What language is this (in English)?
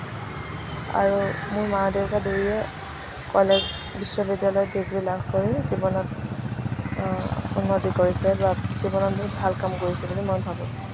Assamese